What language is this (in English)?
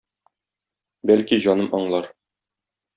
Tatar